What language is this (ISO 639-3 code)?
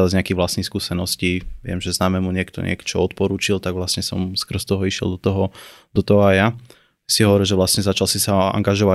slk